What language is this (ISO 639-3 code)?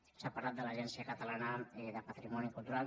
cat